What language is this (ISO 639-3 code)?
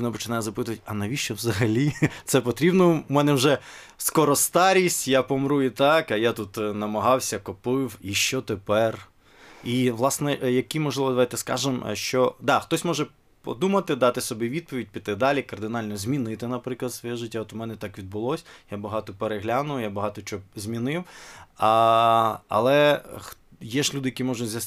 ukr